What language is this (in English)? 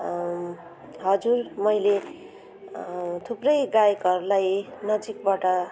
Nepali